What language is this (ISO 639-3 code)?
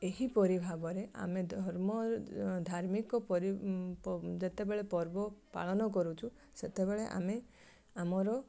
ori